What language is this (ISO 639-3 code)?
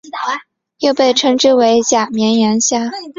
zho